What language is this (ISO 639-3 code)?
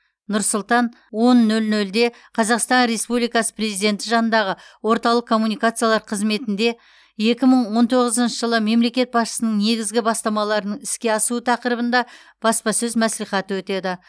kaz